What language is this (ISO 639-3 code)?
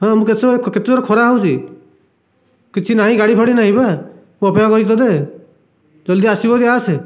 ori